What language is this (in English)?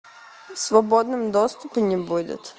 Russian